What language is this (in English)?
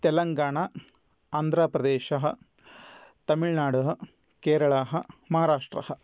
Sanskrit